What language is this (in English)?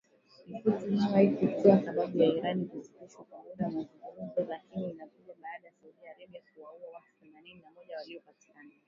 Swahili